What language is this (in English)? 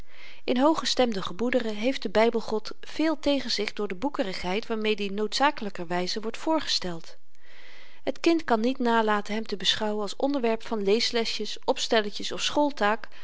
Dutch